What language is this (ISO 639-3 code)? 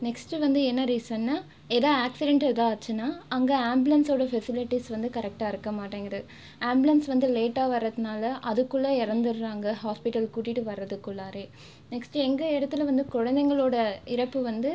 tam